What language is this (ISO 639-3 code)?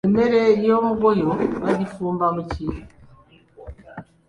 lug